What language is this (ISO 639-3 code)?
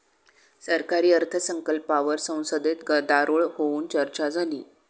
mar